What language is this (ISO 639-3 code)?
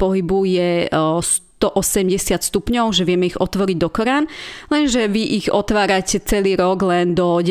slk